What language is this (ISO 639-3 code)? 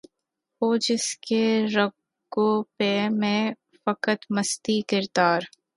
urd